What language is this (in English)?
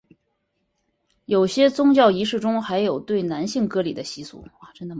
Chinese